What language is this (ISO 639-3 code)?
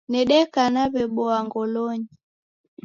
dav